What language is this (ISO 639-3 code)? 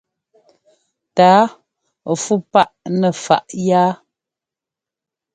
jgo